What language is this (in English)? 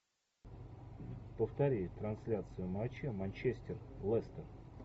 Russian